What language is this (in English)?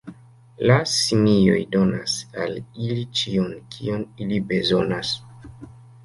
Esperanto